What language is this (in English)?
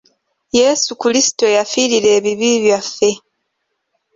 Ganda